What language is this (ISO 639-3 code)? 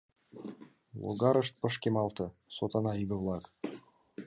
chm